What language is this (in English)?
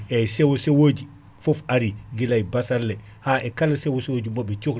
Fula